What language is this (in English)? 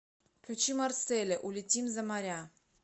Russian